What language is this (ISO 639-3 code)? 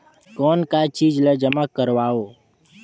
hne